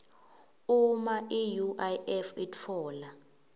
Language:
Swati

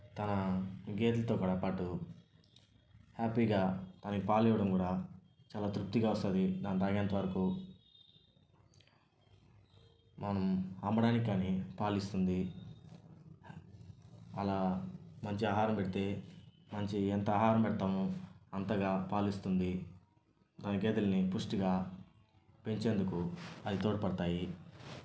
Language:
Telugu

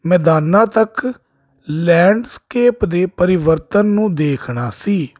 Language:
Punjabi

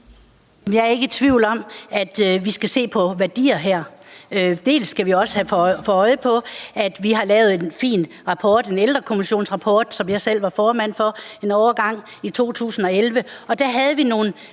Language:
Danish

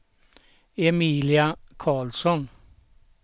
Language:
Swedish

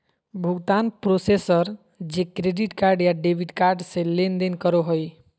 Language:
Magahi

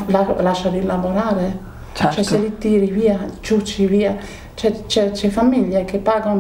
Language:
Italian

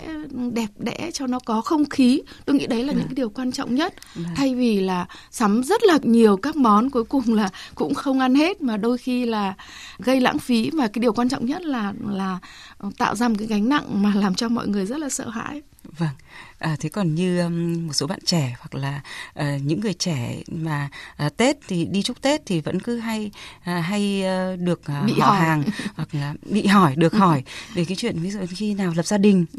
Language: Vietnamese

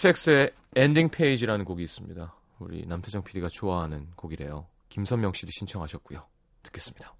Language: Korean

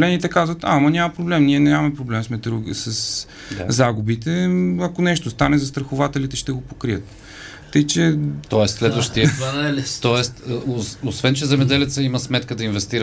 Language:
Bulgarian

